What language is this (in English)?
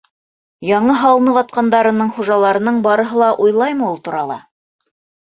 Bashkir